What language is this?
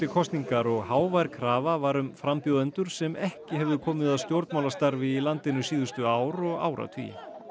Icelandic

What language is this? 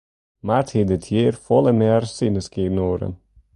Western Frisian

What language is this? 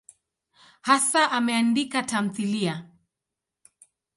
Swahili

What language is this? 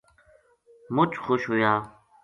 Gujari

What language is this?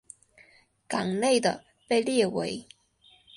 Chinese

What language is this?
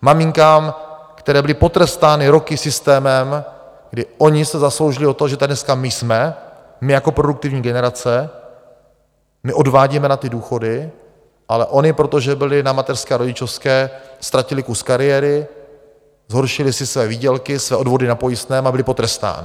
Czech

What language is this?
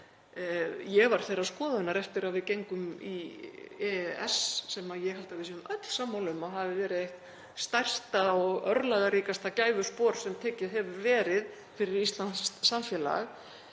Icelandic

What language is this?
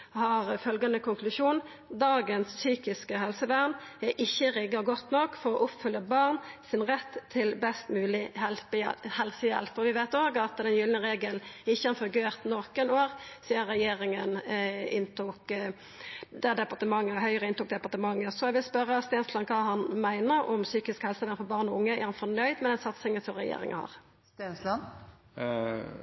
Norwegian Nynorsk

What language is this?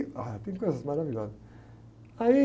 Portuguese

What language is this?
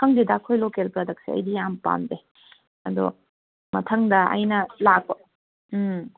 Manipuri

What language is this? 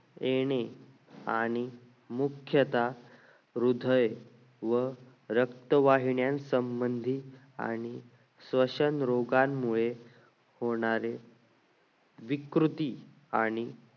Marathi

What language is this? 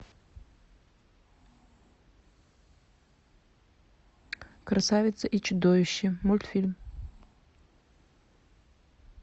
Russian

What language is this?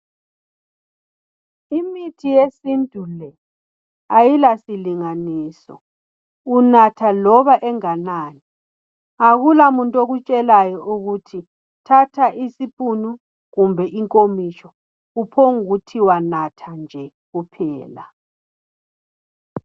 North Ndebele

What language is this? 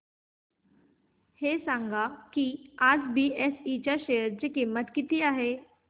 Marathi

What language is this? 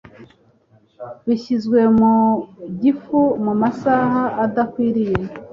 Kinyarwanda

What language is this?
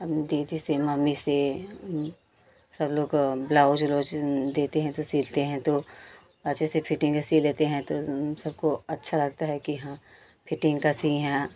Hindi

